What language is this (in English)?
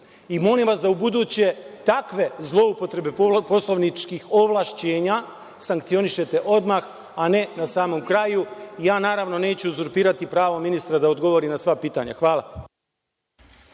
Serbian